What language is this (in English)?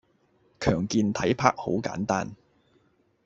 Cantonese